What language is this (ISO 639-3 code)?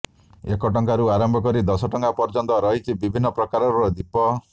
ori